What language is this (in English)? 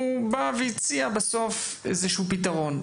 Hebrew